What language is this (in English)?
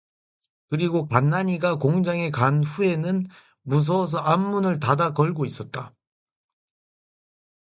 Korean